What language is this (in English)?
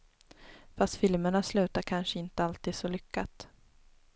Swedish